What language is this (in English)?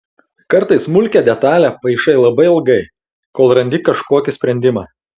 Lithuanian